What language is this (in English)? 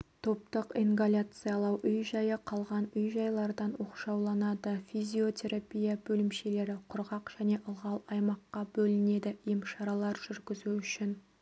Kazakh